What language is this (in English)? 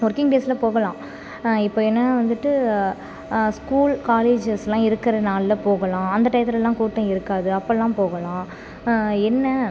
Tamil